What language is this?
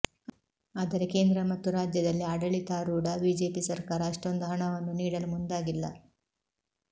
Kannada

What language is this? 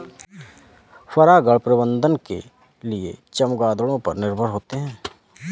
Hindi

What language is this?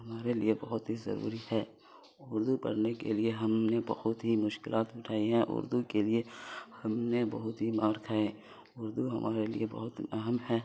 Urdu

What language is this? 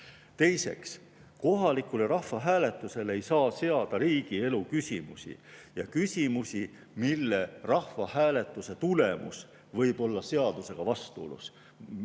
Estonian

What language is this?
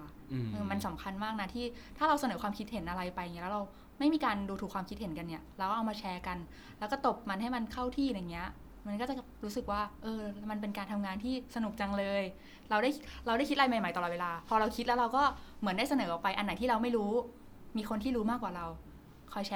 Thai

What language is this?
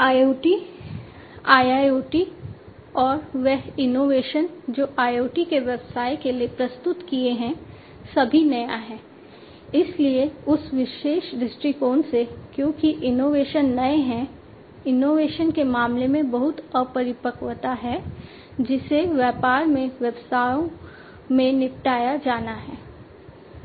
Hindi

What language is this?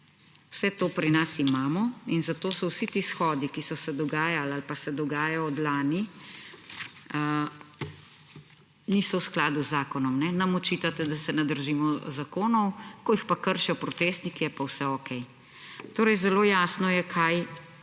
Slovenian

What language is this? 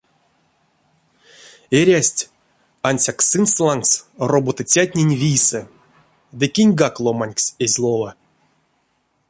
Erzya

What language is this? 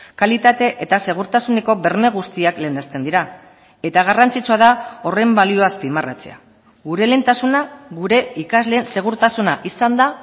Basque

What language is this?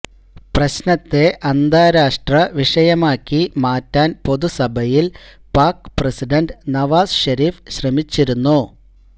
Malayalam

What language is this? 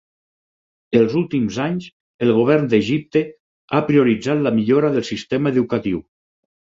Catalan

